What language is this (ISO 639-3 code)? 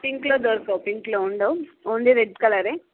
tel